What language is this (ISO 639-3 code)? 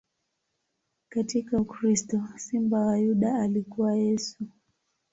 swa